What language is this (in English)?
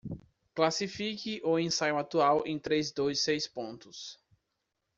Portuguese